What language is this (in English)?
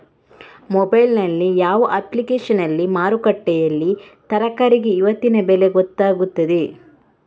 Kannada